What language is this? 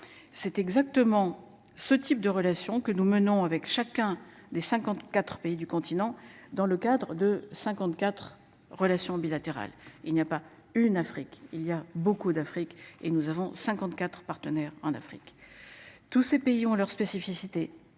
French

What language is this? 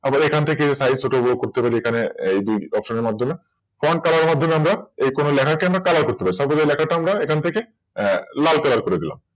Bangla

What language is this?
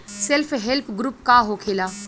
Bhojpuri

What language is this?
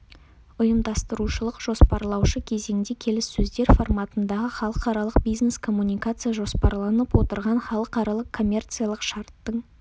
Kazakh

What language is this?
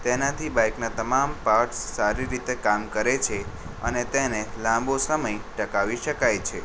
Gujarati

